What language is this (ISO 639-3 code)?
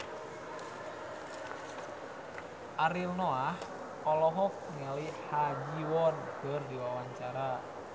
sun